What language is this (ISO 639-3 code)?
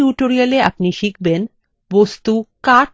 ben